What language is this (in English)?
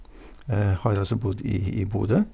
Norwegian